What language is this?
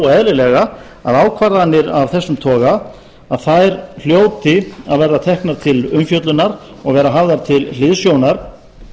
Icelandic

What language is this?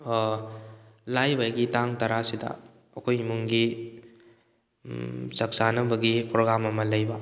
Manipuri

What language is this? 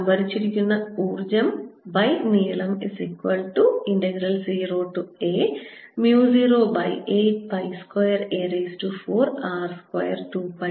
Malayalam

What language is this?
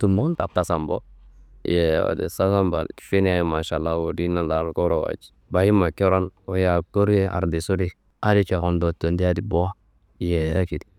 Kanembu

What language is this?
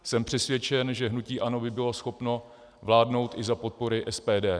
Czech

